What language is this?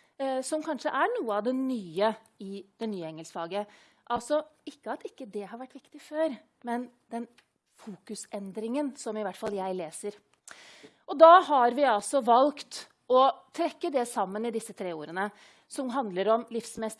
Norwegian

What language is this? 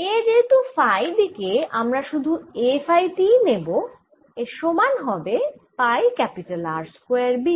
Bangla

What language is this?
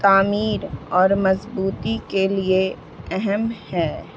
Urdu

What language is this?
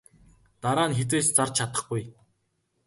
Mongolian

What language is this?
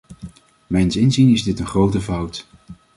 Dutch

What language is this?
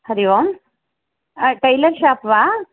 Sanskrit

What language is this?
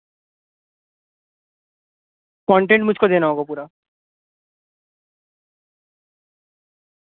Urdu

